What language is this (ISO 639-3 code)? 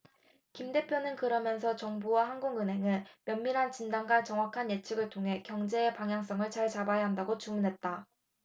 kor